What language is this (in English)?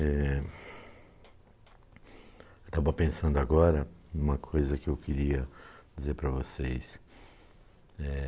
Portuguese